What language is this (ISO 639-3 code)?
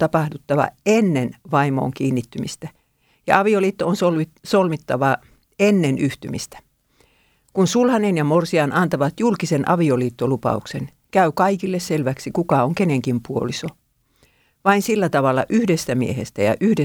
fin